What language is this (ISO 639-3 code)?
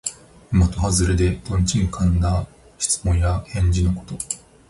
jpn